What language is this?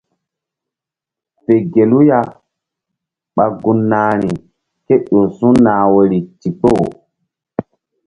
Mbum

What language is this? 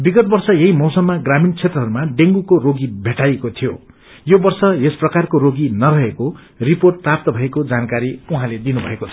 Nepali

